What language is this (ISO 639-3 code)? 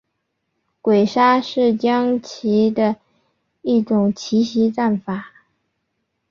zho